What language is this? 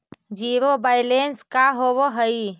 Magahi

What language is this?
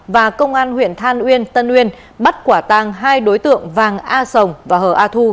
Vietnamese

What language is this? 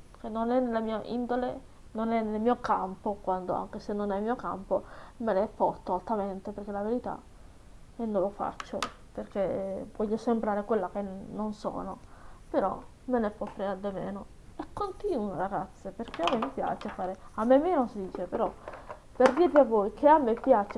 Italian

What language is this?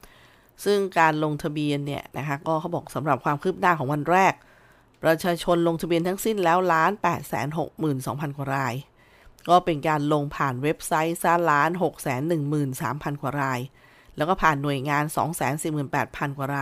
Thai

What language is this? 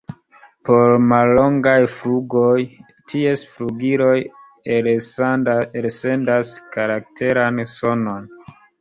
Esperanto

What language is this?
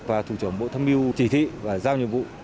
Vietnamese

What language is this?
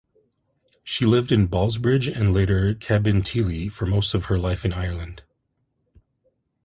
English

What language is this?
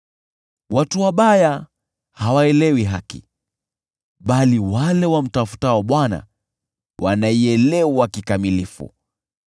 Swahili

